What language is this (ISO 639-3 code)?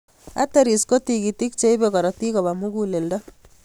kln